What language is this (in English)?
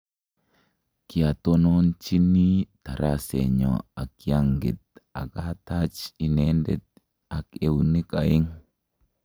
Kalenjin